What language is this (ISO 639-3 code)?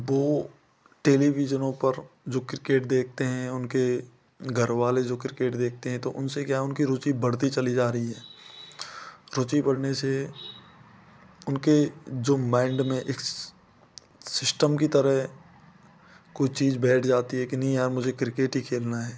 hin